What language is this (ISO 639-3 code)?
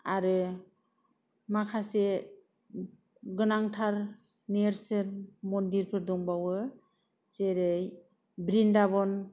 brx